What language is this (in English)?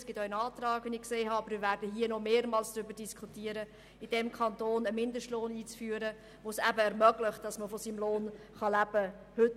Swiss German